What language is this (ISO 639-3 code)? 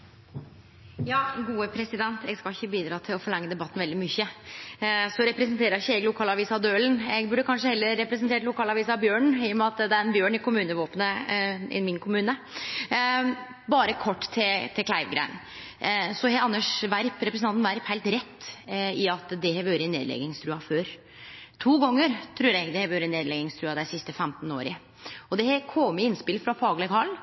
nor